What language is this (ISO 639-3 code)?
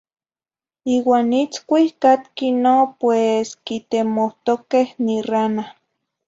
nhi